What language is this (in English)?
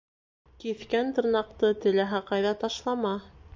Bashkir